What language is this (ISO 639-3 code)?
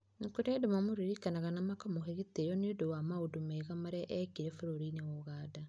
kik